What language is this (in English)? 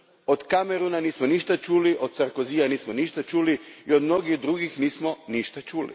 Croatian